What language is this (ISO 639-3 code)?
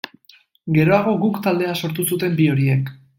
eus